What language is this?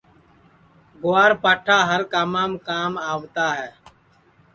Sansi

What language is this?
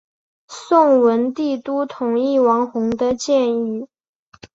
Chinese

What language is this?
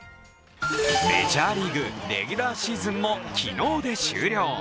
Japanese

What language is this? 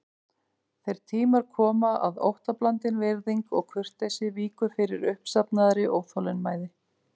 Icelandic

